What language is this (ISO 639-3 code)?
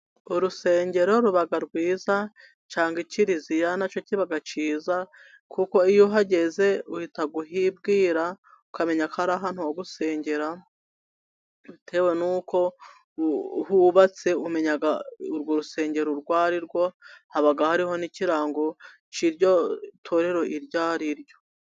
kin